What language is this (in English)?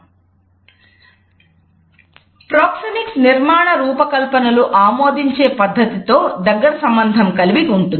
Telugu